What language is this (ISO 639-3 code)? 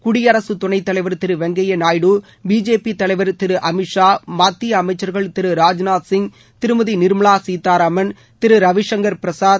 tam